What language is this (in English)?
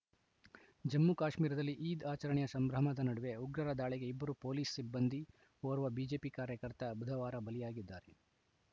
Kannada